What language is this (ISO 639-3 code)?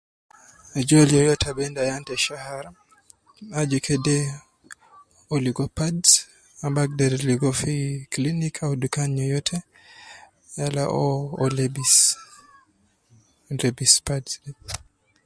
kcn